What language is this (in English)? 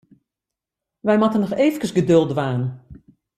Western Frisian